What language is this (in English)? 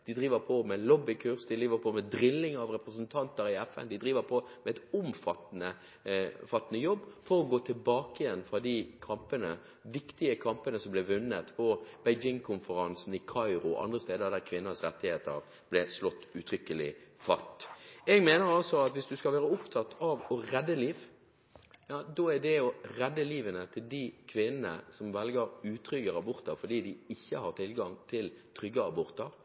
Norwegian Bokmål